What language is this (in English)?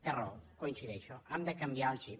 Catalan